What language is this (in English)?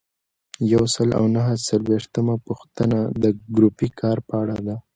Pashto